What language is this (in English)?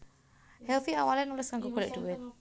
Javanese